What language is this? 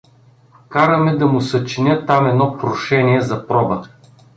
Bulgarian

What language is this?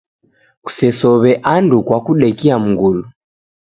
Taita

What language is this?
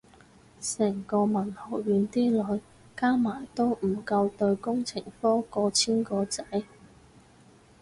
Cantonese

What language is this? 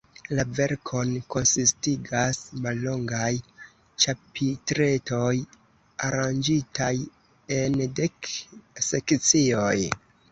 Esperanto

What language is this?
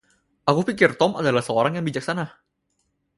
Indonesian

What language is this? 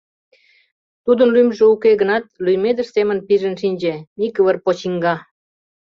Mari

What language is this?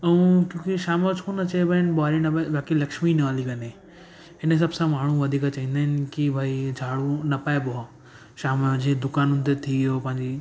Sindhi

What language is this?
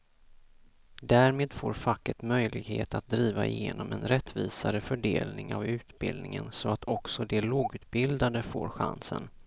Swedish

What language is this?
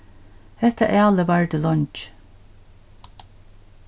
Faroese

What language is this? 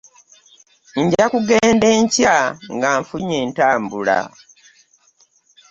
Ganda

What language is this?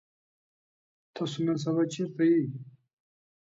Pashto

